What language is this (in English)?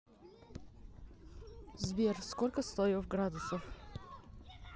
Russian